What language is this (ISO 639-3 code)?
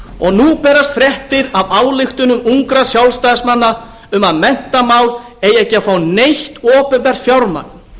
isl